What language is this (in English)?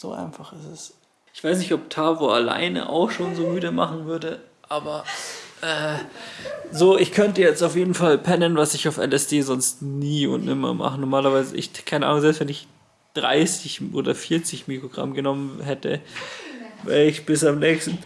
German